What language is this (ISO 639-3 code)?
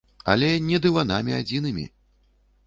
bel